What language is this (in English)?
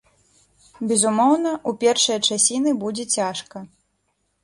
Belarusian